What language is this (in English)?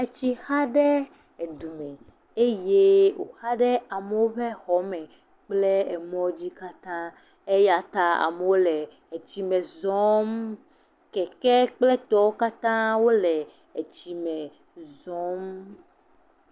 Ewe